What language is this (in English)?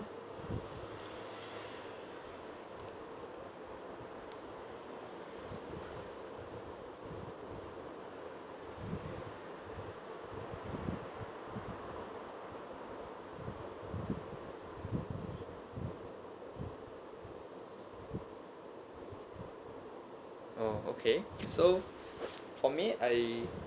English